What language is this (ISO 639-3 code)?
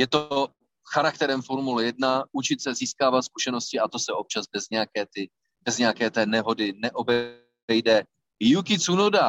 ces